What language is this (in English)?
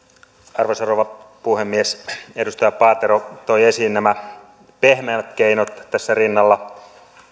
Finnish